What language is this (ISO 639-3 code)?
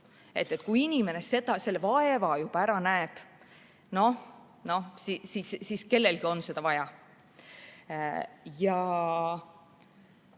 est